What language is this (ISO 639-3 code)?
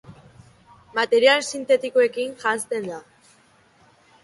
eus